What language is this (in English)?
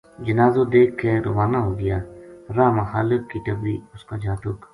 Gujari